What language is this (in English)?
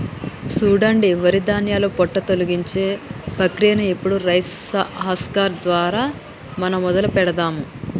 Telugu